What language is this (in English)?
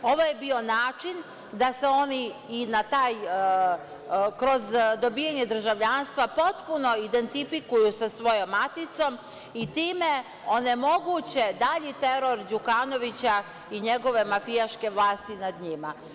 Serbian